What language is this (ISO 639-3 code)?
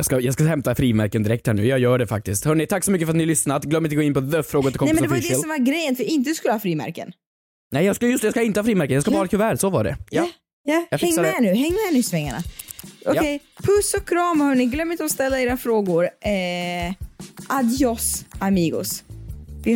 swe